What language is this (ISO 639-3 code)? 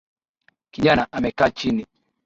swa